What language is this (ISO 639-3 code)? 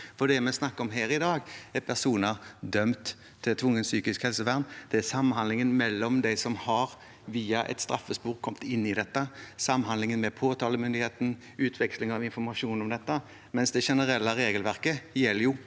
nor